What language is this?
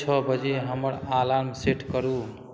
Maithili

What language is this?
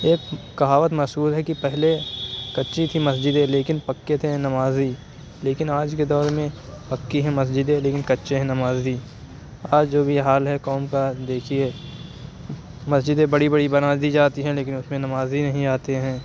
Urdu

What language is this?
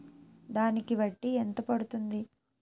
Telugu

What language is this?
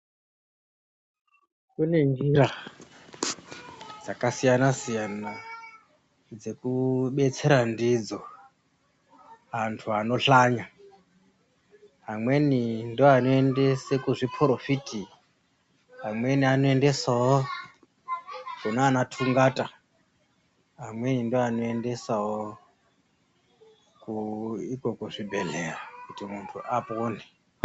Ndau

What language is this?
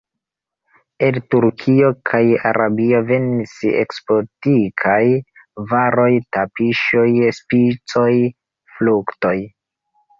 Esperanto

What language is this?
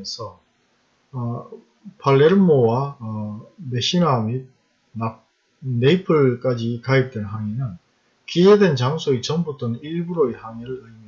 Korean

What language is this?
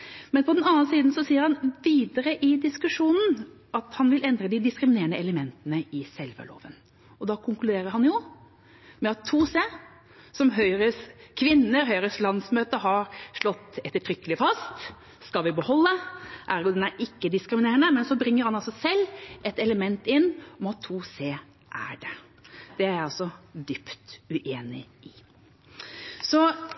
Norwegian Bokmål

